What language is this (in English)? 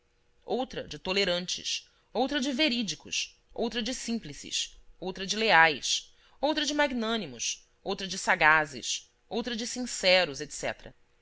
Portuguese